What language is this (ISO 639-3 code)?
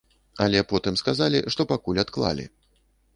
bel